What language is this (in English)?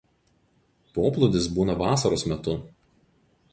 Lithuanian